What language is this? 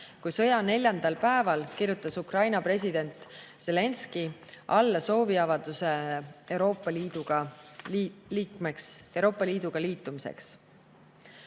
Estonian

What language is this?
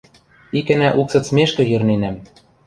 Western Mari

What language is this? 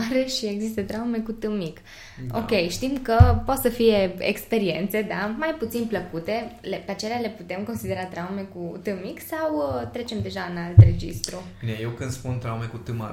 Romanian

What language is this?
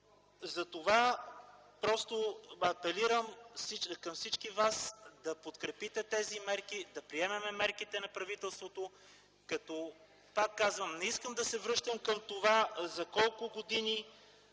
Bulgarian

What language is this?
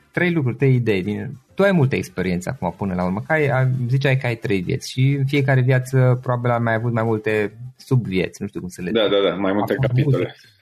Romanian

